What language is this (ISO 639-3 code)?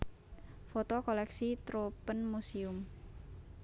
jav